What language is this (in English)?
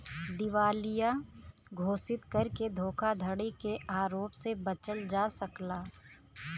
Bhojpuri